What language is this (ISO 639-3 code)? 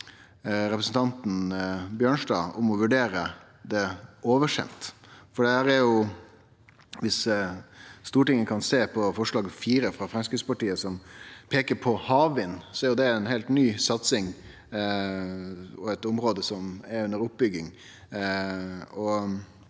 nor